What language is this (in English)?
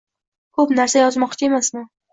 Uzbek